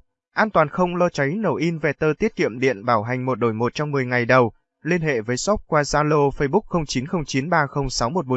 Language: Vietnamese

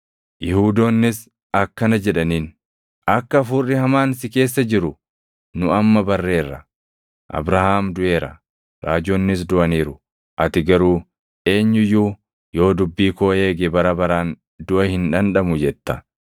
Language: Oromo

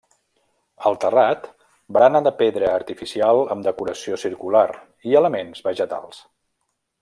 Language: Catalan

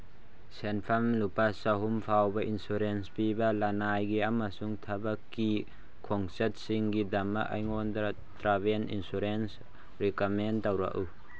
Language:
Manipuri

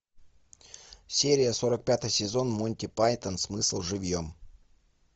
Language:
Russian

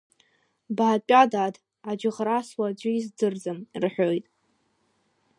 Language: Abkhazian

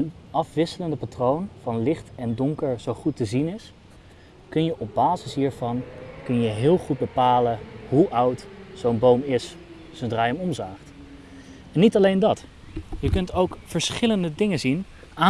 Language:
Dutch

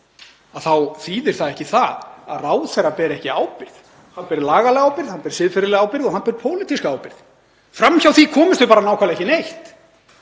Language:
Icelandic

